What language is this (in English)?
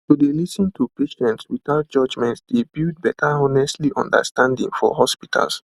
Nigerian Pidgin